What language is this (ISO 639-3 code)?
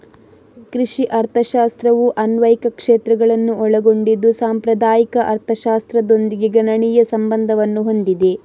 kan